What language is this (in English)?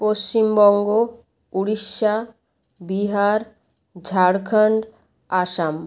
Bangla